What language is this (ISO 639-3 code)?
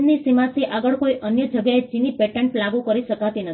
guj